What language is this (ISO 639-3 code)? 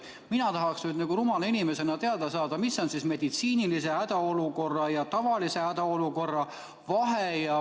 est